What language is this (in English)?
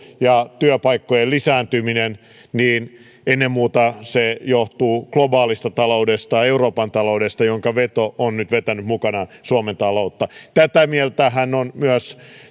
Finnish